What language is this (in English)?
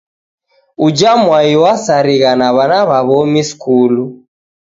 Taita